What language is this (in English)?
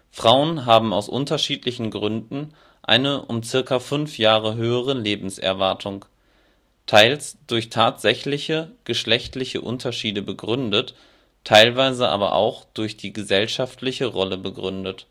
German